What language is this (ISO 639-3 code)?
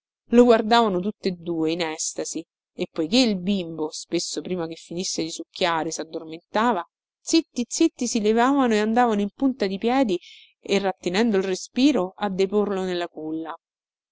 ita